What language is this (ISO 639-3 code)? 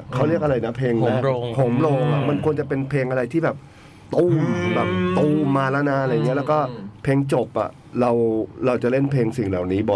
tha